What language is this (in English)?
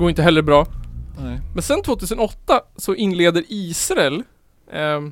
Swedish